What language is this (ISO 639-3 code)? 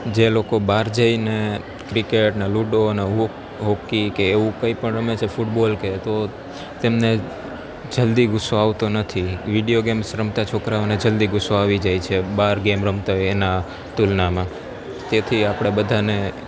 guj